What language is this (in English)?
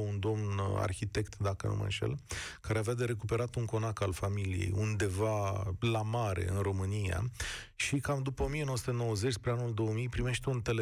Romanian